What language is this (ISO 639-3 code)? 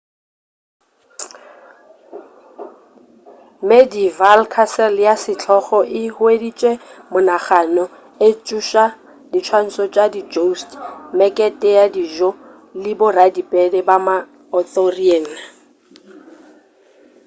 nso